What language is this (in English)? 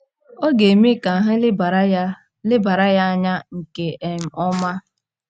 Igbo